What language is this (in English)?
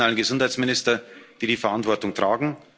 German